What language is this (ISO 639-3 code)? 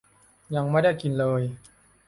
tha